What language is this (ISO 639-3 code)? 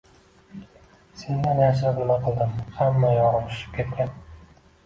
uzb